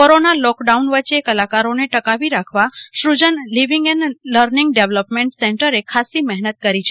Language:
Gujarati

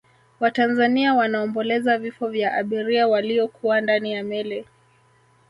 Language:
Swahili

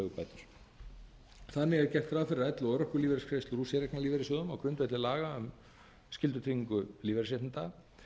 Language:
Icelandic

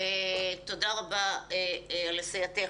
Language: Hebrew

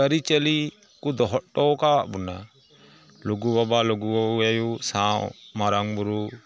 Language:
Santali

